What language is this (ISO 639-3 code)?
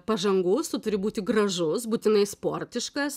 lit